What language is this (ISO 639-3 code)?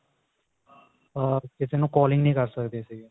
pan